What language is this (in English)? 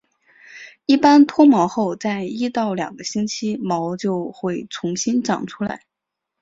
Chinese